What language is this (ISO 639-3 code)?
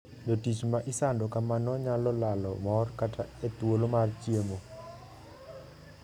luo